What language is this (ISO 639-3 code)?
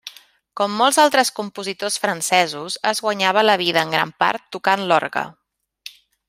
cat